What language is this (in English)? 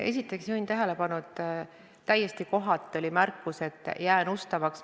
Estonian